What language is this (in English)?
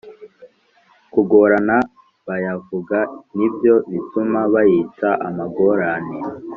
Kinyarwanda